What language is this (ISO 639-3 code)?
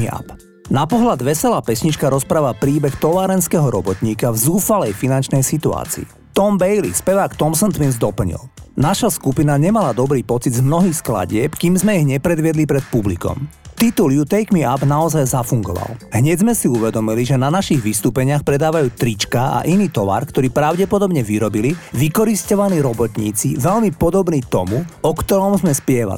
slk